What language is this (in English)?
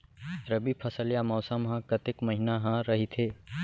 Chhattisgarhi